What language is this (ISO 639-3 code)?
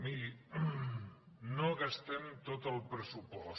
cat